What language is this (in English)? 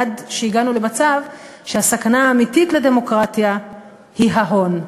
Hebrew